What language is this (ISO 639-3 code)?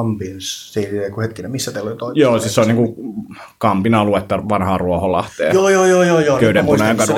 fin